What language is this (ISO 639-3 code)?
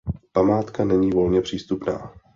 ces